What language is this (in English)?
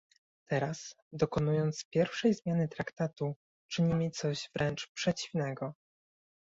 Polish